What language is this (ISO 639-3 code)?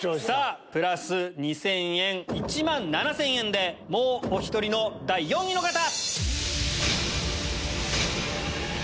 jpn